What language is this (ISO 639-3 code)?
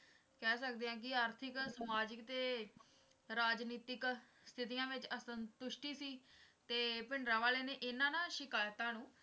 pan